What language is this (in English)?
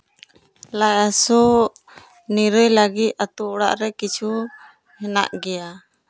Santali